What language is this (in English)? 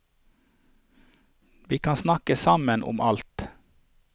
Norwegian